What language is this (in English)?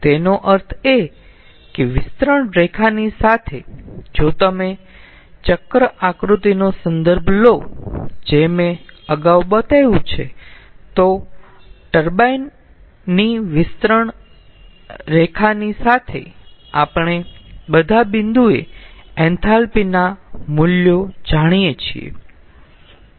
Gujarati